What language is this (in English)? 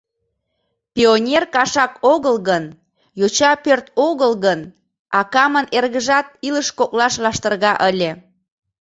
Mari